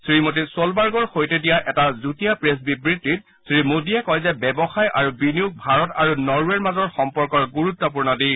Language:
Assamese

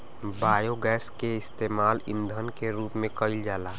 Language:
Bhojpuri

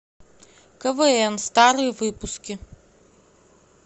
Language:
Russian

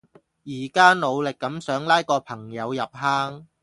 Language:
Cantonese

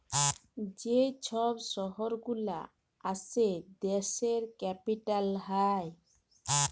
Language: Bangla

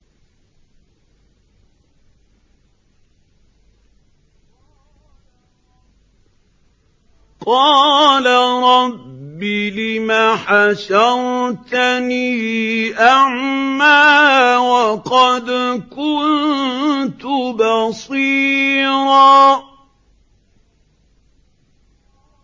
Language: Arabic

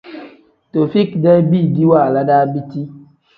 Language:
Tem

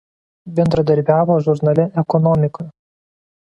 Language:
Lithuanian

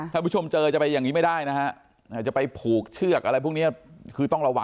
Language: Thai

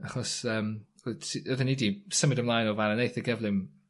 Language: Welsh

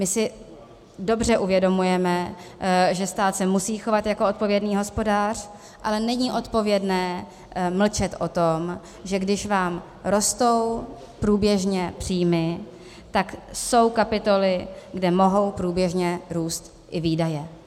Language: Czech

